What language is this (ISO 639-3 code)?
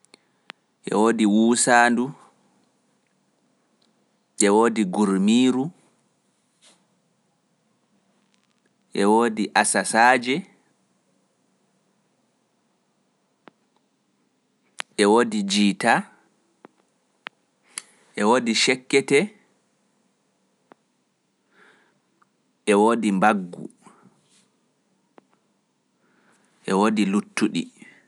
fuf